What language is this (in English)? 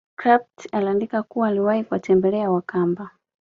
Swahili